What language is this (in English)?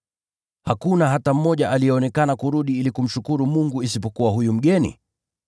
Swahili